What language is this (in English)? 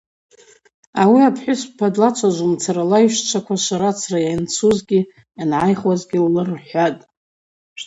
Abaza